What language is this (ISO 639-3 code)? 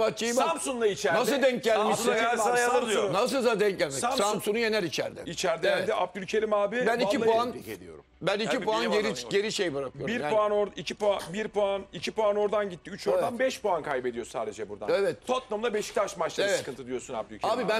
tur